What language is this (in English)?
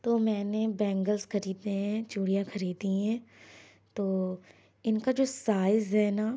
Urdu